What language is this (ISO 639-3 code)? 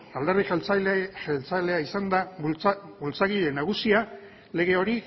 eus